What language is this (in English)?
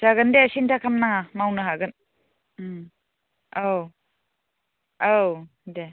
Bodo